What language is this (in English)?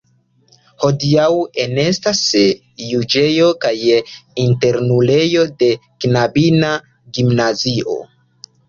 Esperanto